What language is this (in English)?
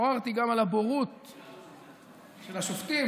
Hebrew